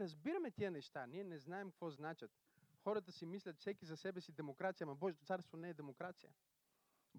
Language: Bulgarian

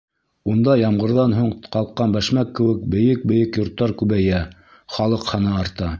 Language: Bashkir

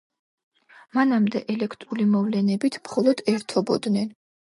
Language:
Georgian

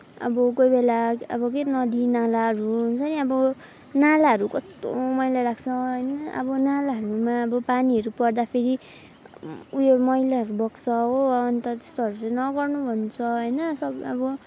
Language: Nepali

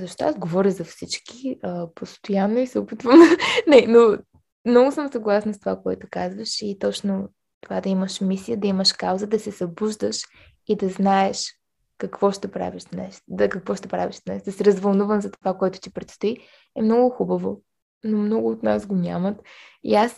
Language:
Bulgarian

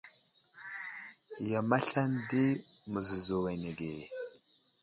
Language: Wuzlam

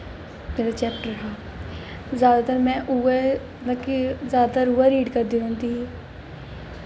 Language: Dogri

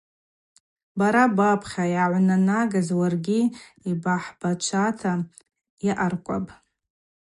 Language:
Abaza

